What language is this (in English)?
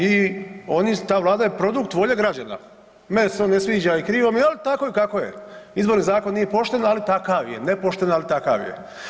Croatian